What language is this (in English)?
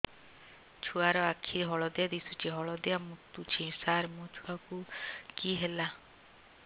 Odia